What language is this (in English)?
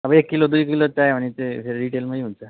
Nepali